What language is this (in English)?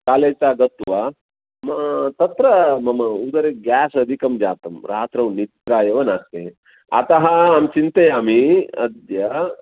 Sanskrit